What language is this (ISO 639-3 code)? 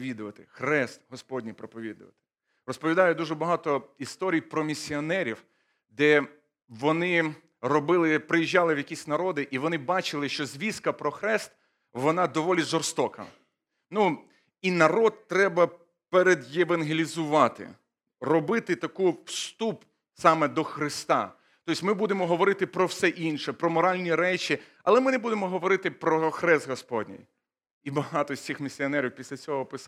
ukr